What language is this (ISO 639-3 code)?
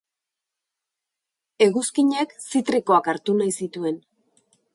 eus